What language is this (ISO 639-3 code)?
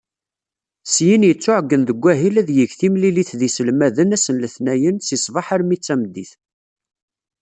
kab